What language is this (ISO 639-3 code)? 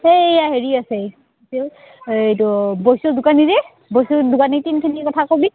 asm